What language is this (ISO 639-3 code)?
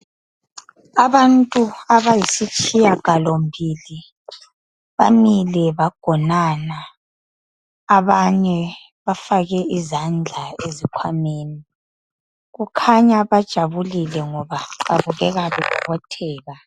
nde